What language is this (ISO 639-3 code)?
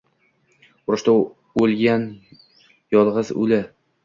uzb